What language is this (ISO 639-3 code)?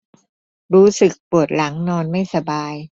tha